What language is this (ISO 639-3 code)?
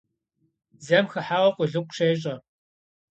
kbd